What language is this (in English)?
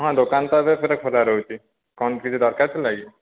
Odia